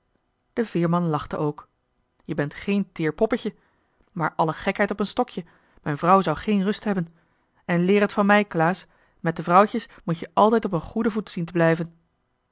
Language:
Dutch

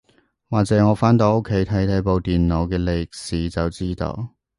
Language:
Cantonese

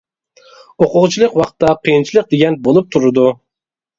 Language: Uyghur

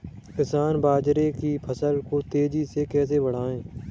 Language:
Hindi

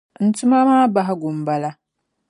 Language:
Dagbani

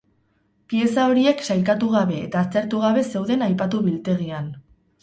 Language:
Basque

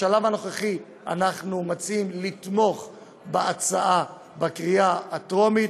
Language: Hebrew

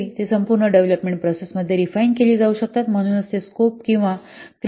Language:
Marathi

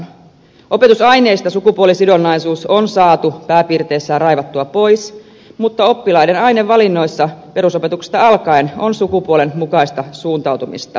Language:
Finnish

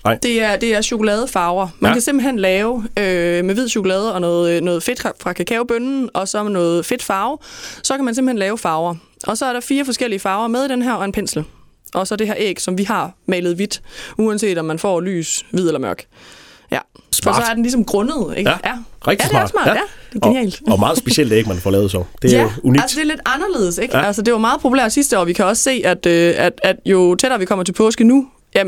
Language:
Danish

